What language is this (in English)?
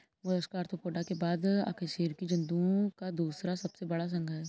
Hindi